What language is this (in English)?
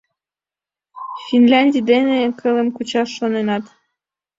Mari